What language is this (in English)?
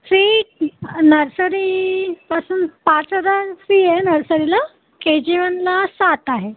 Marathi